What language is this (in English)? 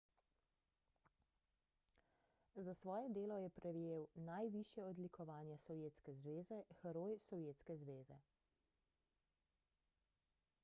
Slovenian